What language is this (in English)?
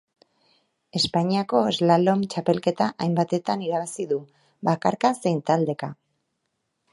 Basque